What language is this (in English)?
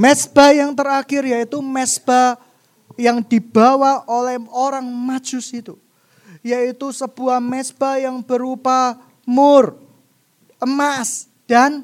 Indonesian